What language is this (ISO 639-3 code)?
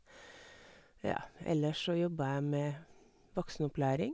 nor